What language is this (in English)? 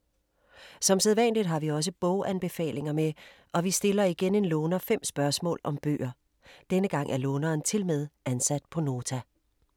Danish